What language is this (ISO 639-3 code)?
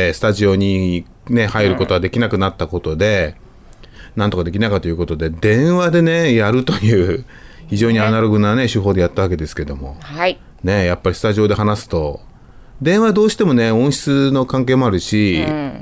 jpn